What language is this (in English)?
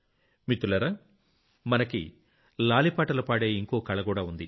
Telugu